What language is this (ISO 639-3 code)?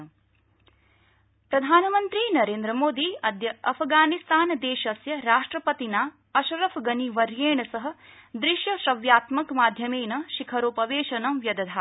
san